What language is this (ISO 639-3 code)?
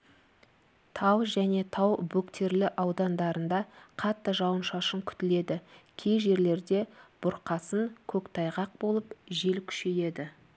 kaz